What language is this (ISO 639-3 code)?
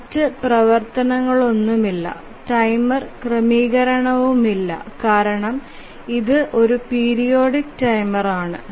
mal